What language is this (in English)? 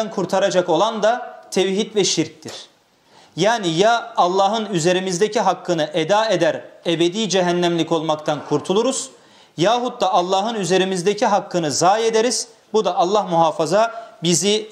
Turkish